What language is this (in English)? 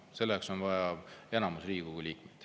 Estonian